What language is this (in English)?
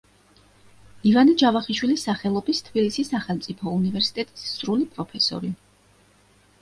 Georgian